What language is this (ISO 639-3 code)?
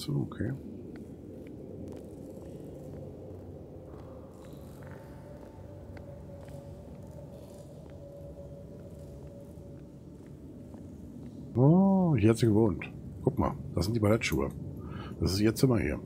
deu